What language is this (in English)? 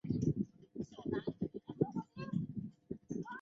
Chinese